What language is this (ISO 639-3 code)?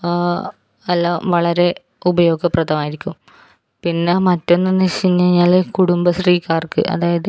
mal